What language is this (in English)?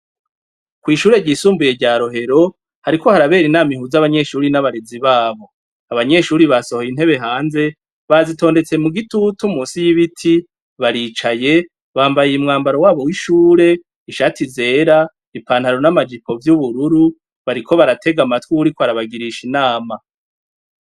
Rundi